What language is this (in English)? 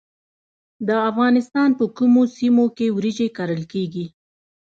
Pashto